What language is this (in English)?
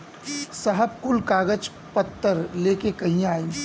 Bhojpuri